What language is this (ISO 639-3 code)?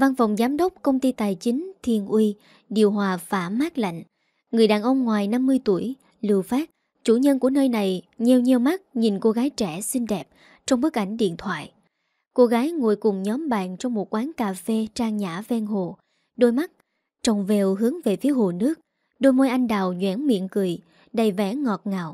vie